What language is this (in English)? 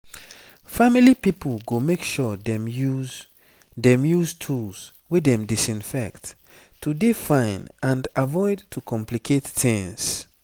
Nigerian Pidgin